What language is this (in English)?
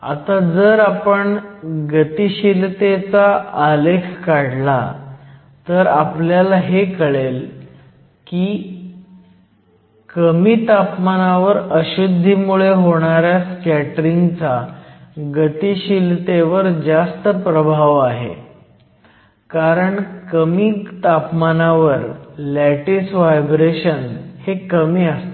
Marathi